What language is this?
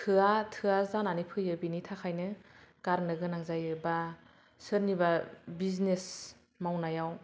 Bodo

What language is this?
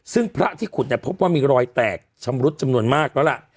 Thai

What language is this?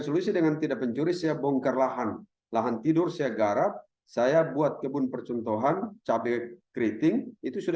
Indonesian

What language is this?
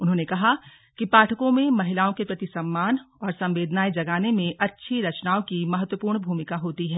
Hindi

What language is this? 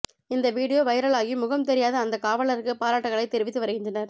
Tamil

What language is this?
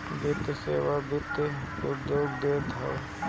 Bhojpuri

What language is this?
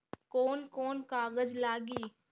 Bhojpuri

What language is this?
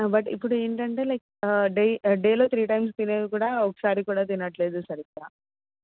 Telugu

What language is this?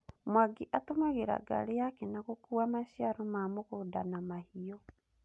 Kikuyu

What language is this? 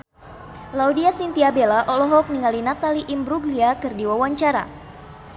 Sundanese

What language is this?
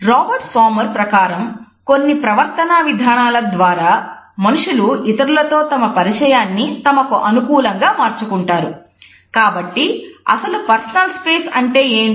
Telugu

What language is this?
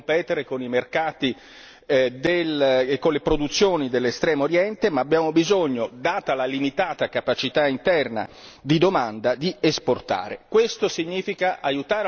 Italian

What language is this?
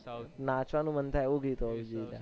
Gujarati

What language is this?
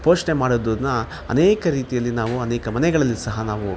Kannada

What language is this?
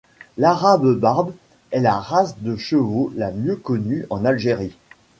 French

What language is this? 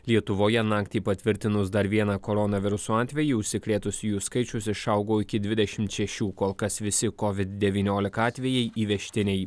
Lithuanian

